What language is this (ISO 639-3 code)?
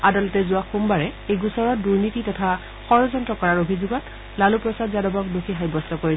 asm